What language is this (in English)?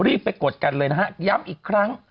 Thai